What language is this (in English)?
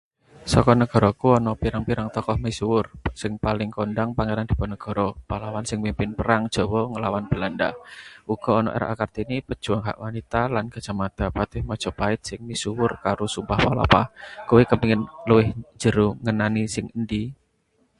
Javanese